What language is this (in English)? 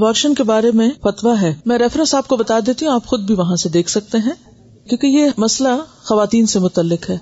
Urdu